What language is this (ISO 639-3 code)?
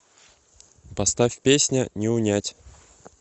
rus